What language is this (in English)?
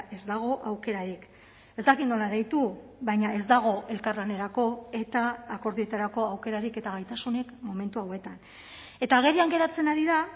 Basque